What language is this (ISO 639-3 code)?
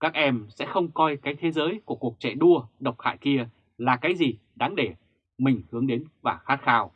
vie